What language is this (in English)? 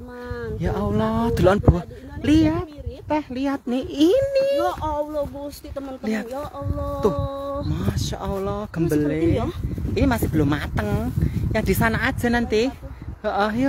Indonesian